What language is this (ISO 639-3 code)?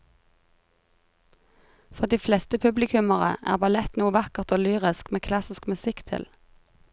nor